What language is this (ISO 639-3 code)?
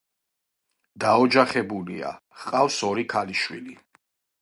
kat